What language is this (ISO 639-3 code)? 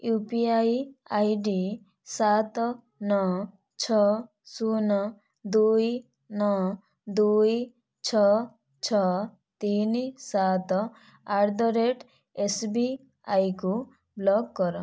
ori